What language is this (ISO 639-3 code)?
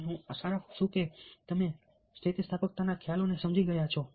guj